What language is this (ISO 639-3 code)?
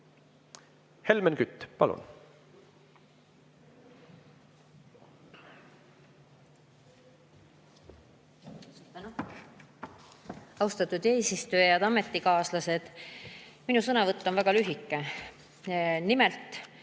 est